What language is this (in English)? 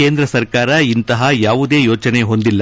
Kannada